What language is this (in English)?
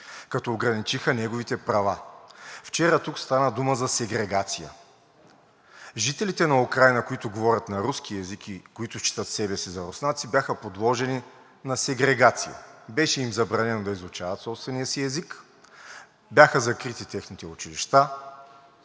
Bulgarian